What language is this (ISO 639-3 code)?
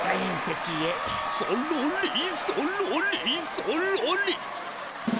jpn